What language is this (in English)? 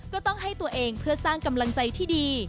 Thai